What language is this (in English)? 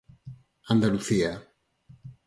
Galician